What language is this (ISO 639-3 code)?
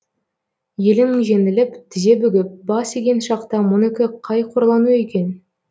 kaz